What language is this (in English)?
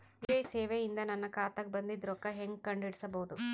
Kannada